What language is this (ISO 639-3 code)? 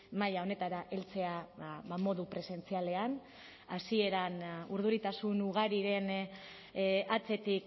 eus